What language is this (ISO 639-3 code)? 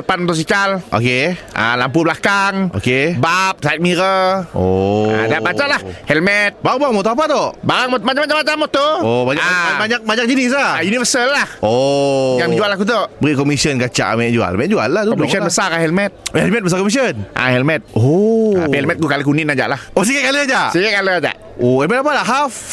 msa